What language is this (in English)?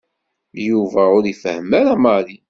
Kabyle